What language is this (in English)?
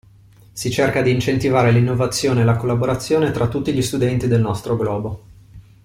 Italian